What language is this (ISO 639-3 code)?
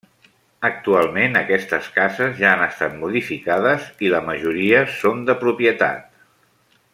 cat